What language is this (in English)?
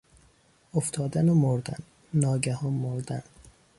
Persian